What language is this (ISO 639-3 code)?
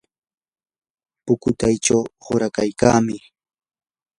qur